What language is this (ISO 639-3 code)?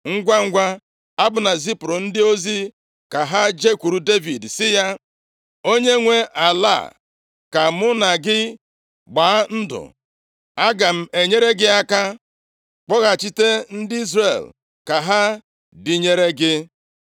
ibo